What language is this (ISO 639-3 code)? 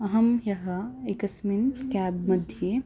san